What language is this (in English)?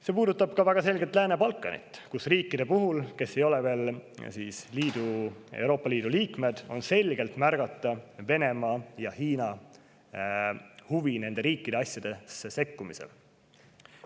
Estonian